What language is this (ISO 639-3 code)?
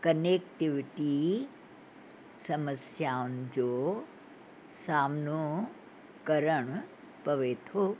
snd